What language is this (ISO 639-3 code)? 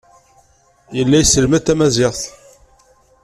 kab